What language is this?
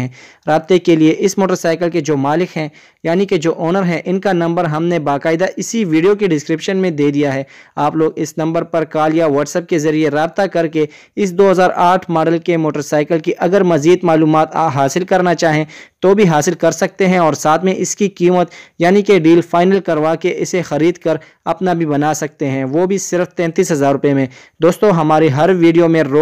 Hindi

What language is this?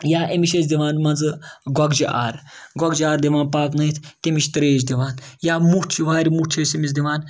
Kashmiri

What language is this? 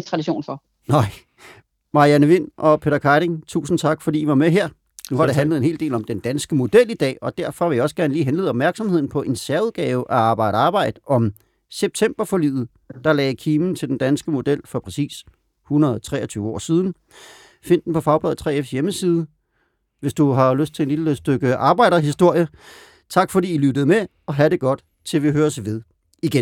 Danish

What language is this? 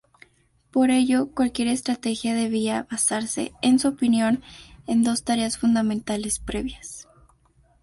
Spanish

